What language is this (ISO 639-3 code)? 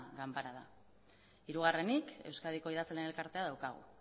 eus